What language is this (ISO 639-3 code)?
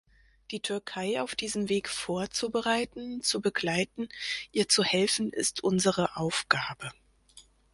deu